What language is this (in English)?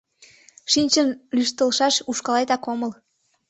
Mari